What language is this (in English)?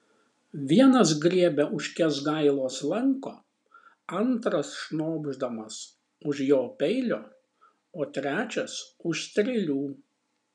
Lithuanian